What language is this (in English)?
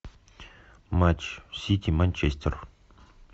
Russian